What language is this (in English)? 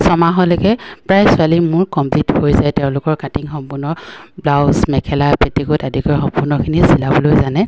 Assamese